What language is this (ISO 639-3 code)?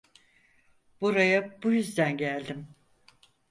tur